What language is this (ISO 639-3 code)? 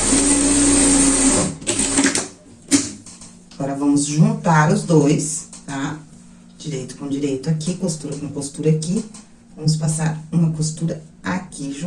por